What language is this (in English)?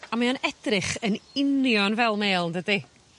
Welsh